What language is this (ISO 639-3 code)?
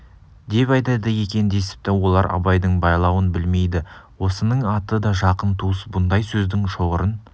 kaz